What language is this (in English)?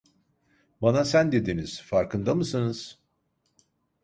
Turkish